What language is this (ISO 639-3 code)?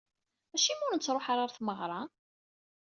kab